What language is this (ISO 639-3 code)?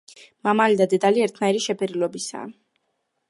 kat